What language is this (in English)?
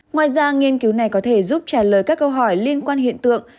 Vietnamese